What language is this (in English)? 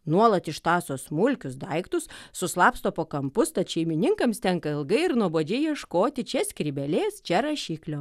Lithuanian